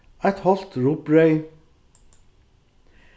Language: Faroese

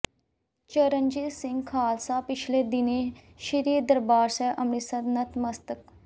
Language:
Punjabi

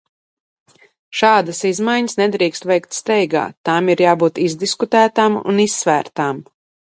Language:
Latvian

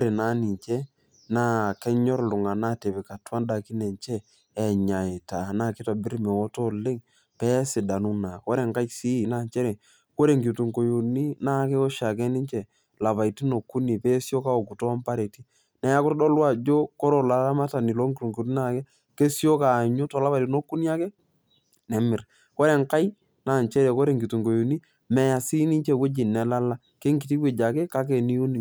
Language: Masai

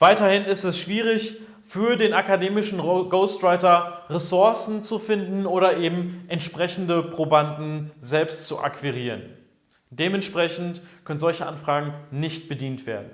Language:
German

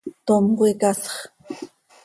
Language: Seri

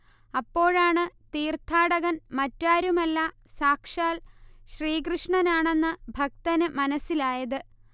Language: Malayalam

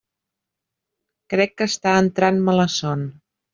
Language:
Catalan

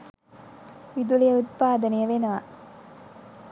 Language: Sinhala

